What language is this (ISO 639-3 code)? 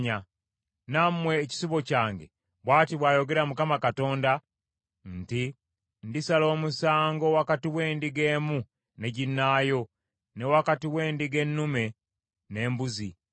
lug